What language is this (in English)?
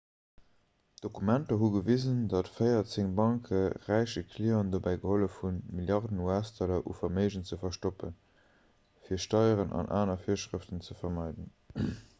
Luxembourgish